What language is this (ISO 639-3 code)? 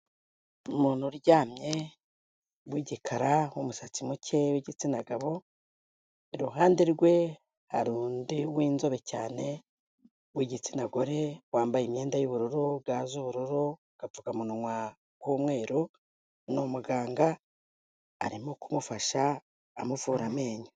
kin